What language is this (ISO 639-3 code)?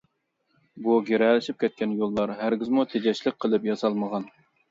uig